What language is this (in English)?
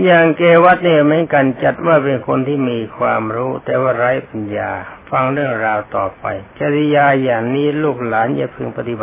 Thai